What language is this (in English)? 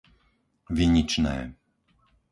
Slovak